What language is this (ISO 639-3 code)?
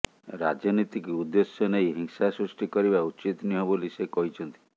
ori